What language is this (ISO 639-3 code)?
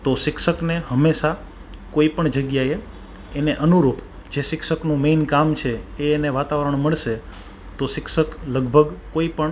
guj